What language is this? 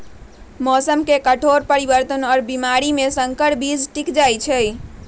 Magahi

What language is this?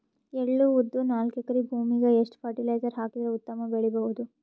Kannada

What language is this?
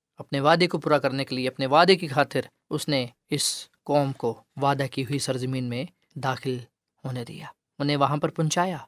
Urdu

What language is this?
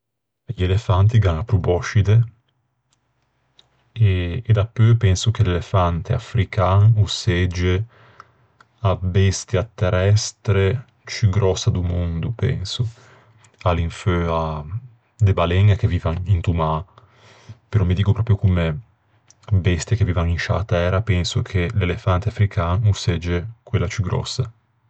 Ligurian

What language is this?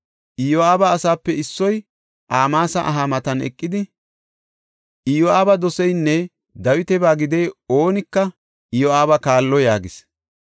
Gofa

